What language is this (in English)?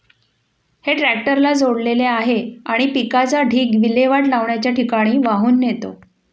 Marathi